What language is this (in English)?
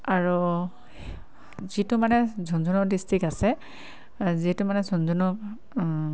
Assamese